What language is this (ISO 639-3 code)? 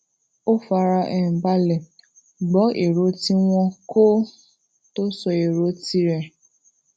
yor